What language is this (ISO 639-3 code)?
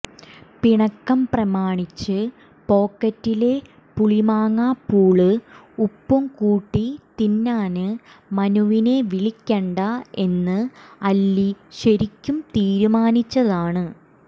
mal